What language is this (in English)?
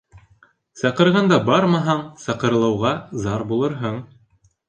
Bashkir